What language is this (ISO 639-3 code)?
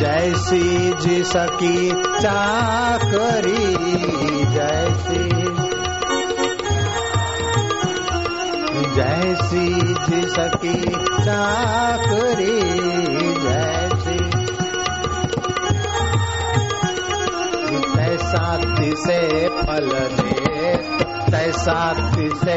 hin